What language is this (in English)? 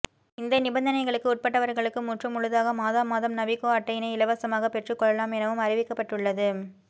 Tamil